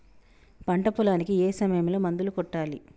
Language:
Telugu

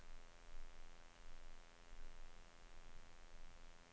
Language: Swedish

